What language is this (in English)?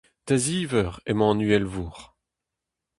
Breton